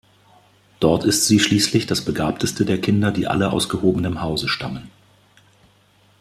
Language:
German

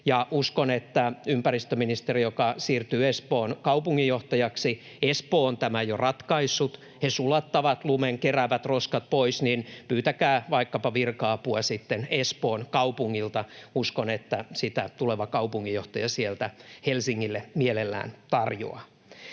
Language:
Finnish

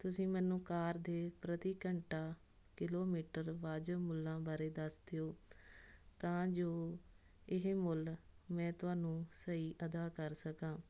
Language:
Punjabi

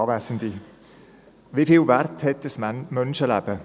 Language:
Swiss German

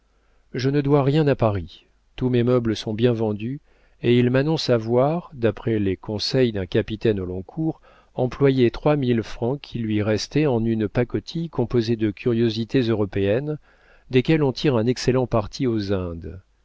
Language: French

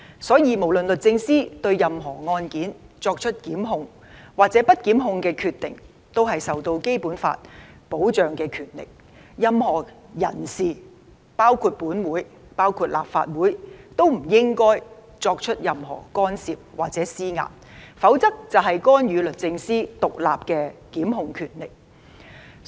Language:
Cantonese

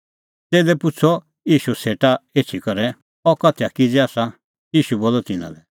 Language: Kullu Pahari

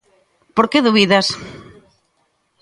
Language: Galician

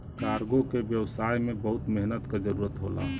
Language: Bhojpuri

